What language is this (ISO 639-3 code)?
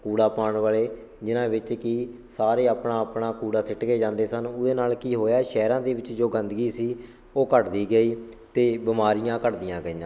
pan